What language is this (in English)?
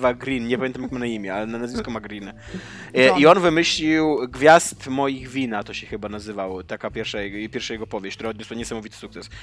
Polish